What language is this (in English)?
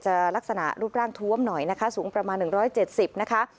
Thai